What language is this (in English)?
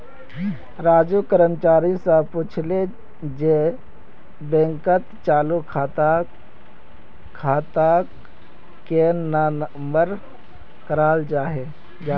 Magahi